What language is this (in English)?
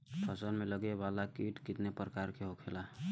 Bhojpuri